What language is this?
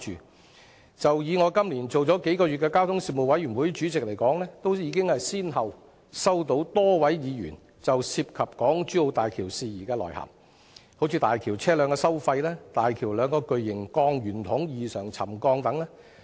Cantonese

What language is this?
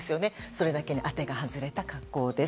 Japanese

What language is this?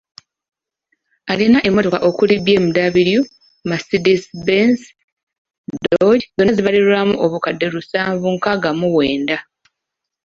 Ganda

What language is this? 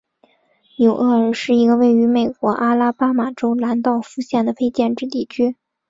Chinese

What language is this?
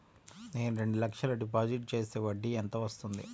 Telugu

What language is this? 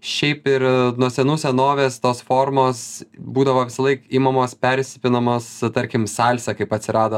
Lithuanian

